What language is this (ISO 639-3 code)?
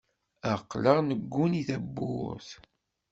kab